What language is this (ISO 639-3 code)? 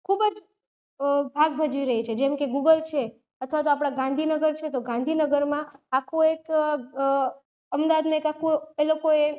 guj